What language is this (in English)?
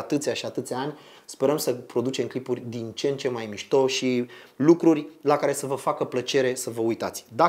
Romanian